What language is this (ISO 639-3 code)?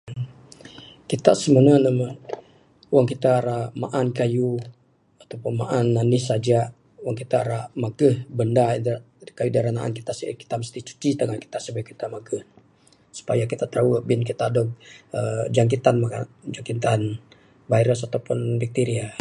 sdo